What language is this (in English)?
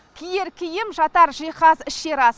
Kazakh